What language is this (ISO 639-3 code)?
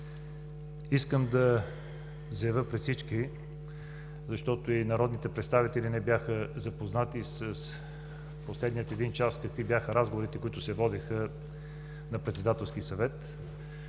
bul